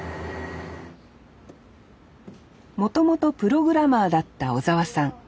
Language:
Japanese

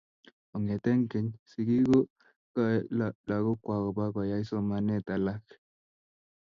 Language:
Kalenjin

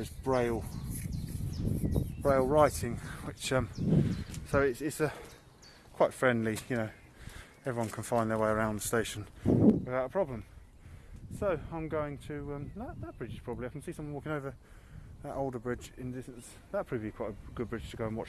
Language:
English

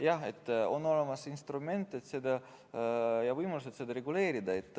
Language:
Estonian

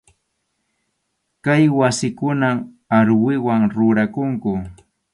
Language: Arequipa-La Unión Quechua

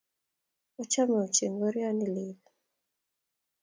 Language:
Kalenjin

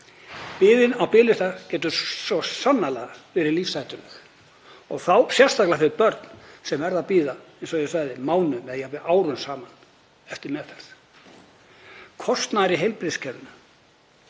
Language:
Icelandic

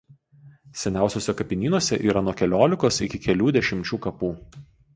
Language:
Lithuanian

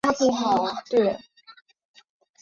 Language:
Chinese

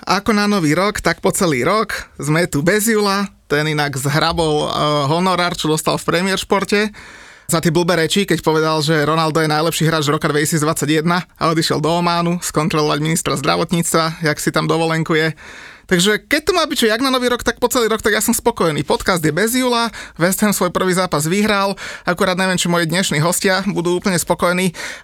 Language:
Slovak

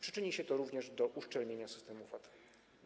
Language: Polish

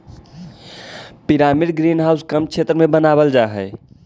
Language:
Magahi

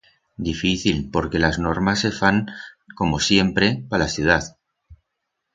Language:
Aragonese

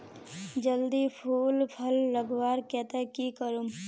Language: Magahi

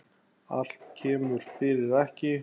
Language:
Icelandic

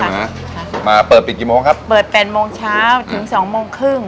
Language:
Thai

